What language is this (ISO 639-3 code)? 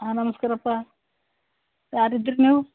kan